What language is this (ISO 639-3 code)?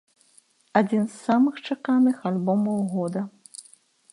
bel